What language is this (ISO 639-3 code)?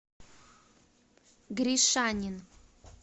rus